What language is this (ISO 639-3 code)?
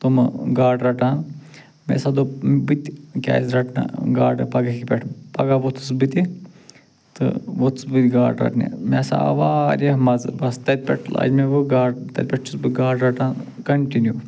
kas